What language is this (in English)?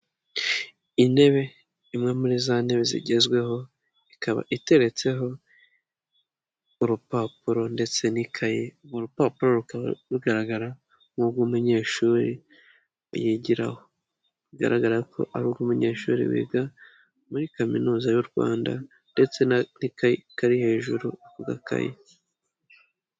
Kinyarwanda